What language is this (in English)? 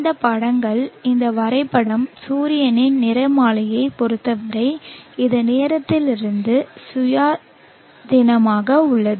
Tamil